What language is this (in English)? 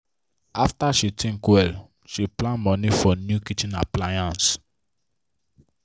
Nigerian Pidgin